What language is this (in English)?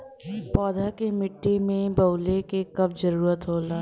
Bhojpuri